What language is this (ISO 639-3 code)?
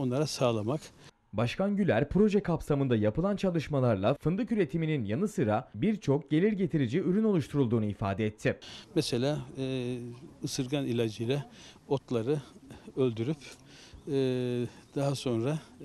tur